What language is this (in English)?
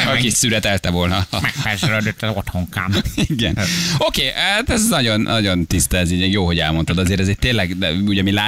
Hungarian